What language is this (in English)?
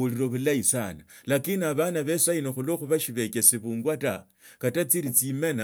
Tsotso